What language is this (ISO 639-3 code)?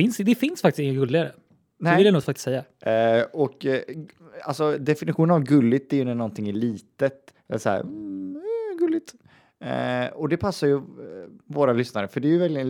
swe